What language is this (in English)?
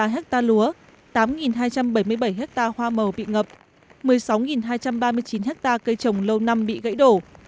Vietnamese